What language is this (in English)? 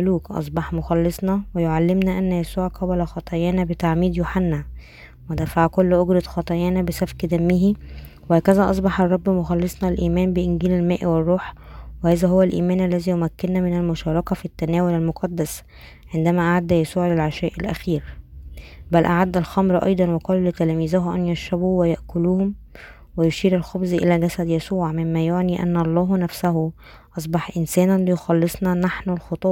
Arabic